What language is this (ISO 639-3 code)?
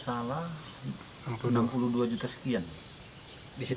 ind